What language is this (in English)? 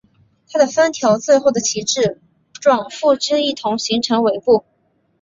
Chinese